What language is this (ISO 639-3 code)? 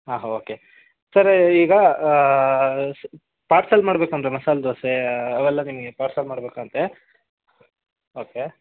kan